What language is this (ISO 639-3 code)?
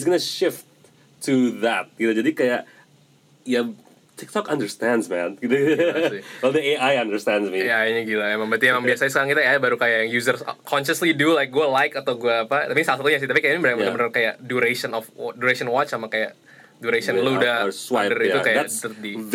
ind